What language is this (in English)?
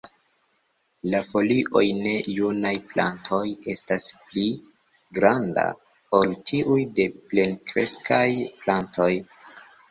Esperanto